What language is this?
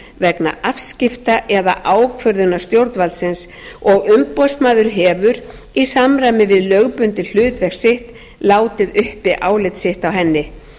Icelandic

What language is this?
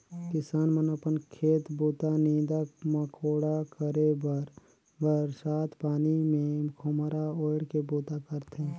Chhattisgarhi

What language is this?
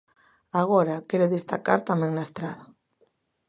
Galician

